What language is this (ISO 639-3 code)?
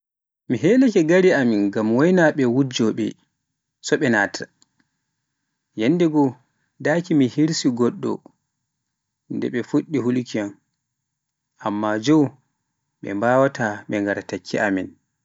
fuf